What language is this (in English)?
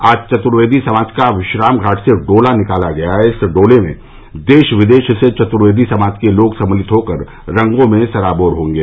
Hindi